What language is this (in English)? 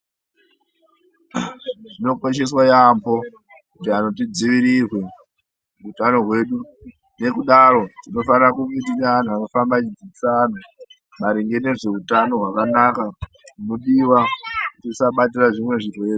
Ndau